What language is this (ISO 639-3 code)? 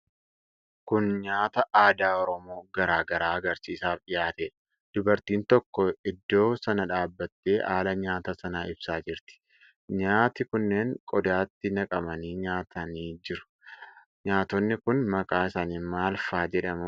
orm